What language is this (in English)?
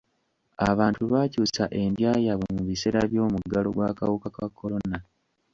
Ganda